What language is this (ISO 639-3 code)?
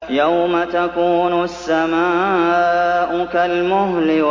ara